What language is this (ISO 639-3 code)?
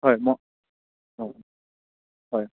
asm